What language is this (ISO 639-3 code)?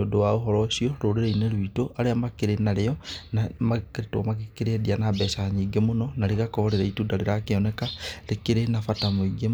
kik